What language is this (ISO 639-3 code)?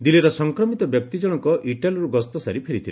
ori